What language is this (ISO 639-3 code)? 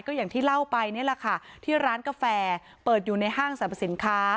tha